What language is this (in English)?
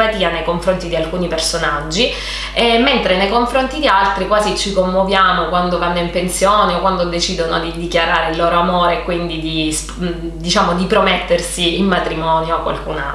Italian